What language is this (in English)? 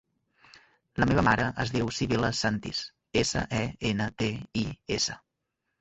Catalan